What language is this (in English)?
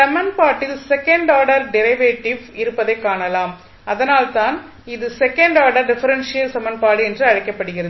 Tamil